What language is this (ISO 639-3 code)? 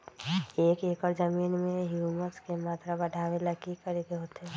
mag